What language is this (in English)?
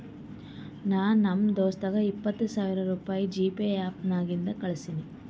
Kannada